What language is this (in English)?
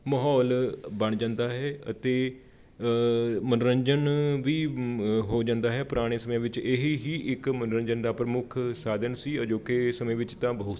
Punjabi